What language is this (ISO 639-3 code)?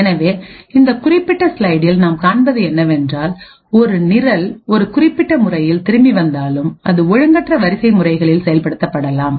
tam